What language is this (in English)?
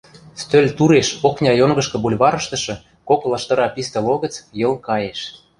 Western Mari